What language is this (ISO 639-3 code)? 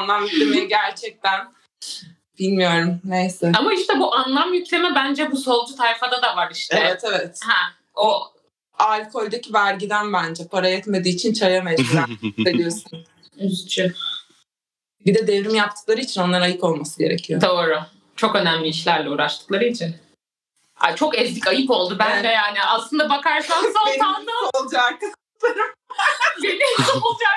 tur